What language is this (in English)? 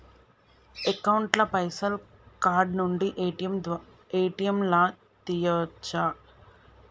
Telugu